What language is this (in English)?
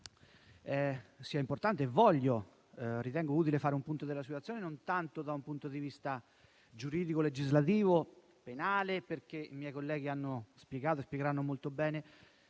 Italian